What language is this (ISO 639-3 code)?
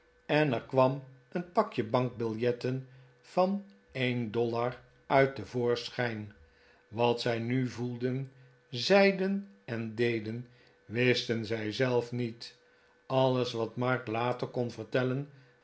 nld